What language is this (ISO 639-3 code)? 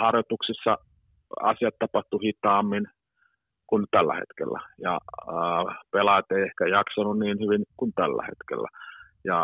fin